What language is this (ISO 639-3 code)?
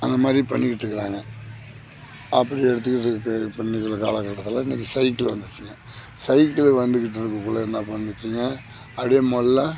tam